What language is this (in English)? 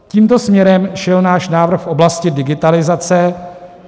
Czech